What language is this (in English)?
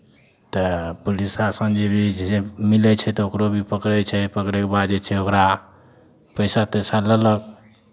Maithili